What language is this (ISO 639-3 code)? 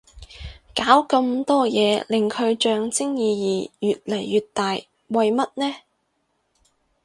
yue